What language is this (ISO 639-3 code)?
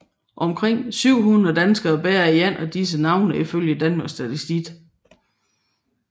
dan